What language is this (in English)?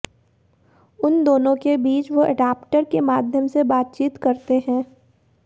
Hindi